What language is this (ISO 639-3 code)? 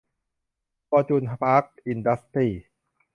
tha